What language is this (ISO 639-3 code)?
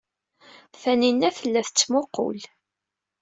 kab